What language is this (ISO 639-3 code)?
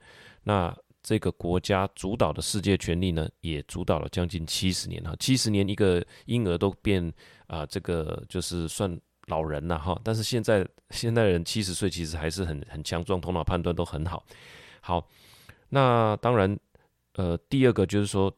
zho